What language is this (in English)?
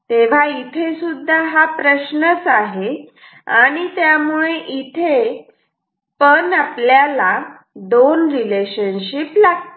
Marathi